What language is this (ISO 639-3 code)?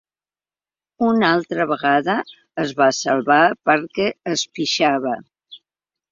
cat